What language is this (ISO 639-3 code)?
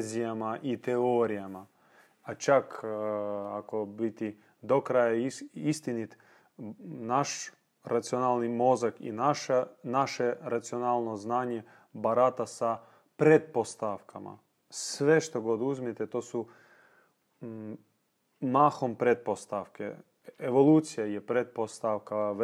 hrv